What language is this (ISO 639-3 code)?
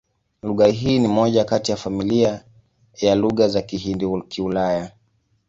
swa